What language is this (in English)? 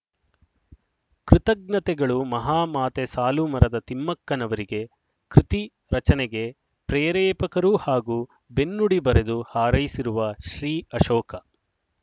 Kannada